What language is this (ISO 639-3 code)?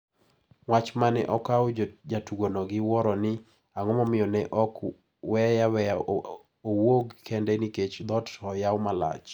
luo